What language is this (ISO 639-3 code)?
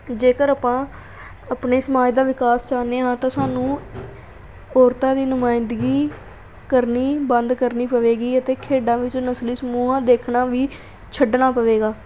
pan